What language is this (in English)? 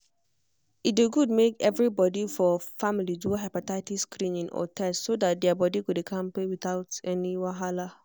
Nigerian Pidgin